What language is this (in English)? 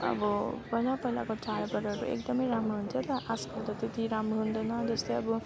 Nepali